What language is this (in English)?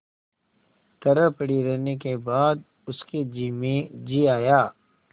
Hindi